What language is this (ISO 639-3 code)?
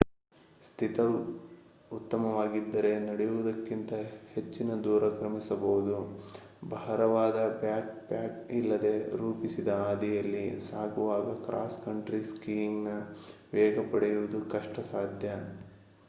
kan